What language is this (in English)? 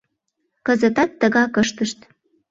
Mari